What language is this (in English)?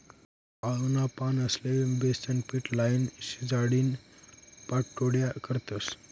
Marathi